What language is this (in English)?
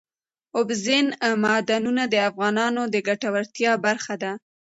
Pashto